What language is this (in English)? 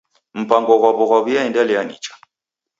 Taita